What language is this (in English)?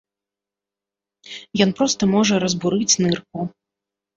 Belarusian